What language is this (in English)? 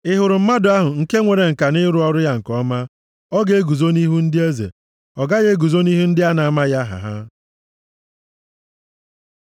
Igbo